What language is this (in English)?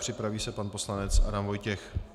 Czech